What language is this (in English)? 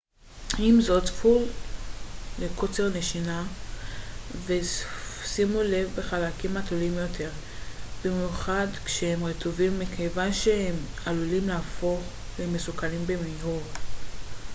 Hebrew